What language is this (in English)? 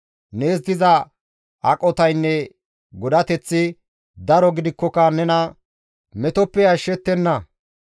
Gamo